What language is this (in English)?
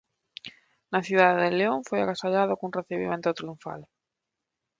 Galician